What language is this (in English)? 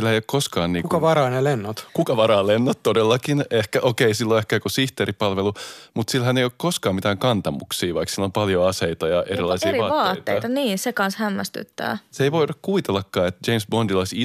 Finnish